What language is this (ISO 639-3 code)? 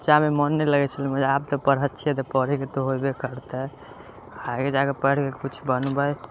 mai